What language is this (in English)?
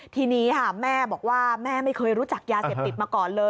Thai